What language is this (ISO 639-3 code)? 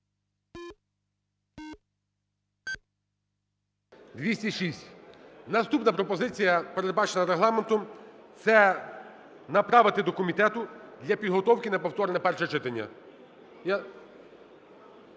ukr